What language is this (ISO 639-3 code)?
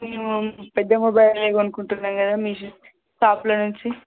tel